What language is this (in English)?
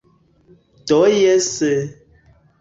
Esperanto